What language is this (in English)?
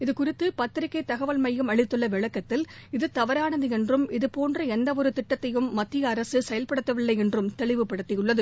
Tamil